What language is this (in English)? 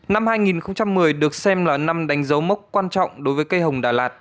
Vietnamese